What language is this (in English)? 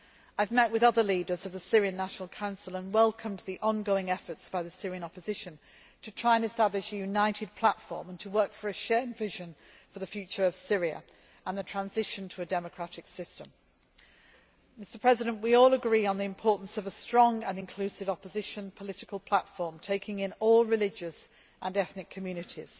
English